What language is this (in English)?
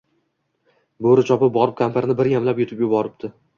Uzbek